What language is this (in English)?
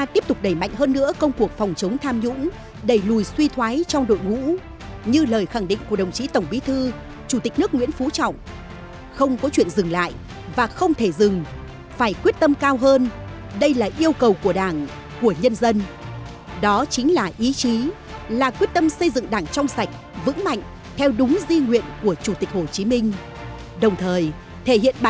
Vietnamese